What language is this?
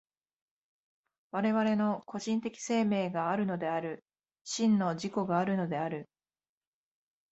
Japanese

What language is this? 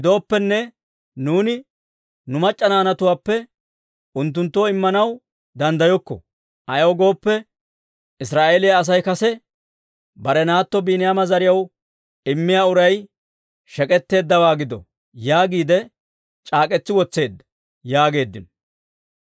Dawro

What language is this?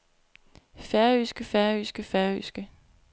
Danish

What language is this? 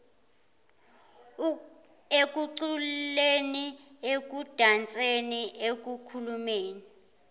Zulu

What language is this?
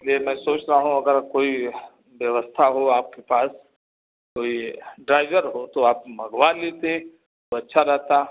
Hindi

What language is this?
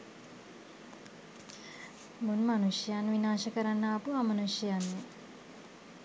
Sinhala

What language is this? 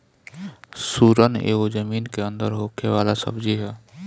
Bhojpuri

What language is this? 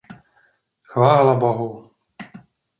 Czech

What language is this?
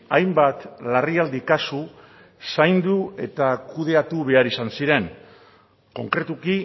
Basque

